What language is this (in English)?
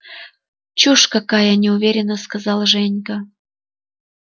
Russian